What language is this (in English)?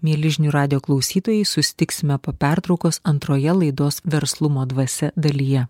Lithuanian